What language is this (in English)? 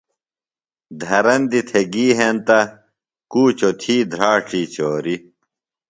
Phalura